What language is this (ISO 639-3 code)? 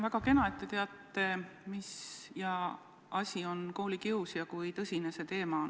est